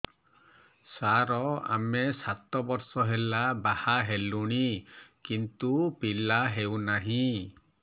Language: Odia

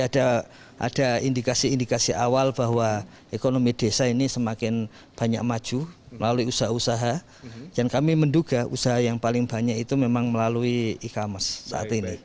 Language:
Indonesian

